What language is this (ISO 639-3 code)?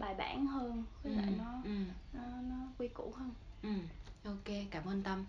vie